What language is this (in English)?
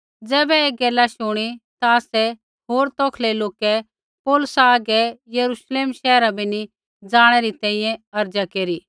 Kullu Pahari